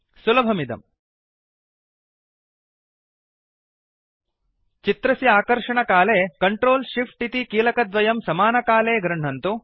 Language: Sanskrit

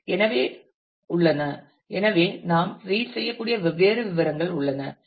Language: Tamil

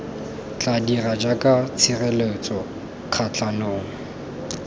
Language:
Tswana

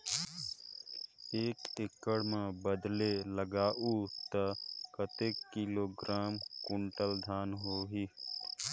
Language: Chhattisgarhi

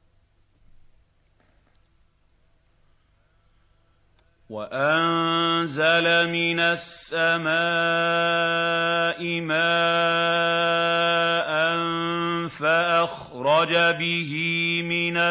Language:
Arabic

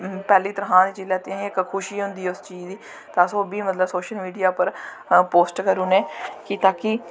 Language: Dogri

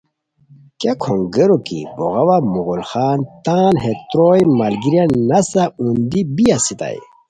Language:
Khowar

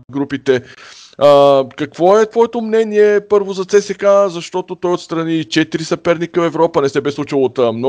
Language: Bulgarian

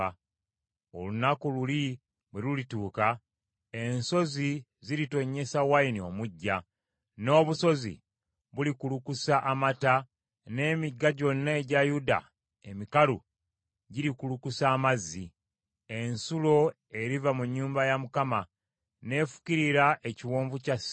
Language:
Ganda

